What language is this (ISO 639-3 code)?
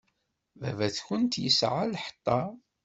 kab